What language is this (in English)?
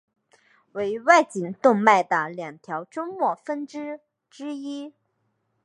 Chinese